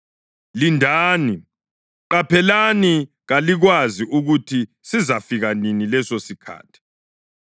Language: North Ndebele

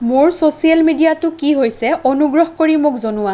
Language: Assamese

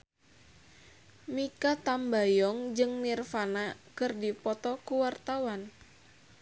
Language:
Sundanese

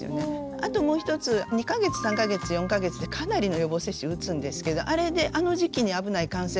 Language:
Japanese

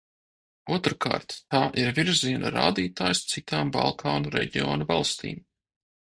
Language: Latvian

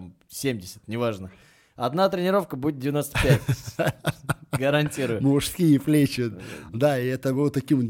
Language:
Russian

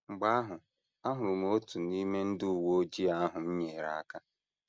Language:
Igbo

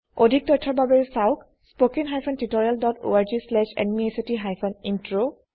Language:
Assamese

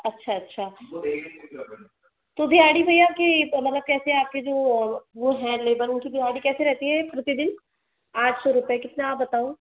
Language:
Hindi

